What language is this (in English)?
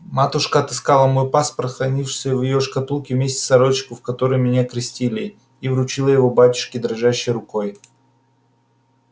Russian